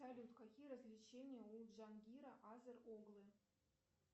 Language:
Russian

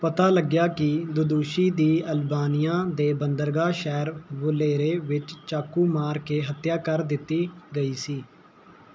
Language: Punjabi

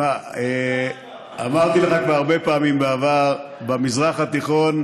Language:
Hebrew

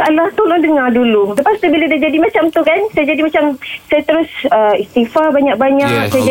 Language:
Malay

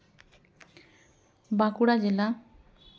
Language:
Santali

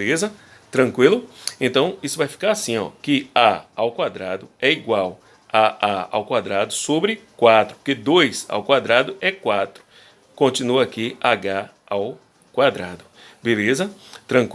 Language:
Portuguese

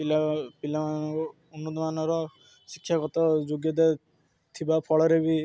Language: Odia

